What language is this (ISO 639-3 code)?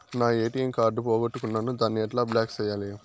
tel